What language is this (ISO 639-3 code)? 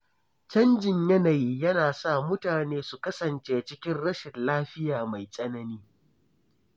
hau